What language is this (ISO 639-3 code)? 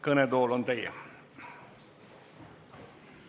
est